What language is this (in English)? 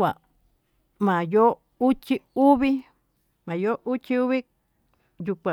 Tututepec Mixtec